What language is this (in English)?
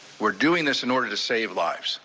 English